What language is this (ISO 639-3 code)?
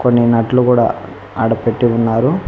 tel